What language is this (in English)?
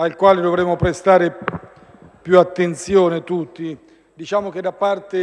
Italian